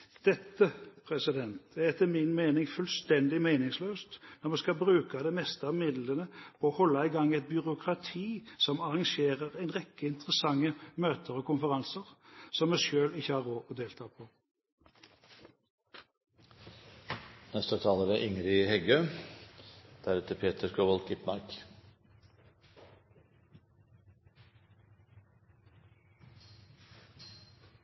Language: Norwegian Bokmål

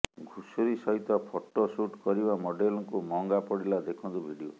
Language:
Odia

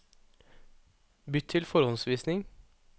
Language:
Norwegian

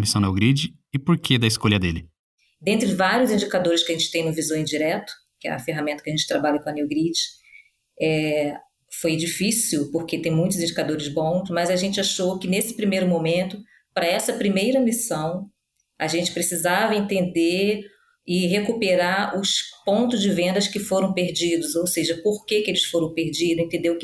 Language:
Portuguese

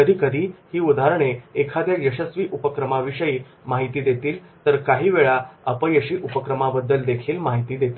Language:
Marathi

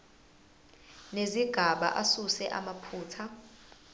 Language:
Zulu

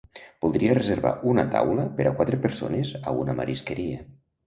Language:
Catalan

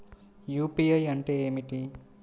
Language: Telugu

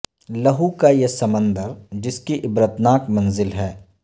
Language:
Urdu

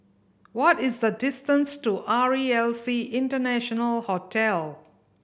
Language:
English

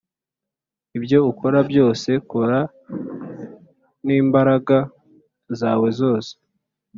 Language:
Kinyarwanda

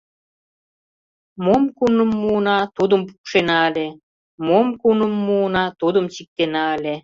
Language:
Mari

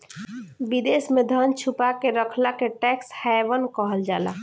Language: Bhojpuri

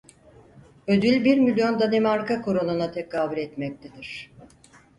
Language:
Turkish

